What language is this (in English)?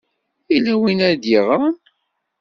Kabyle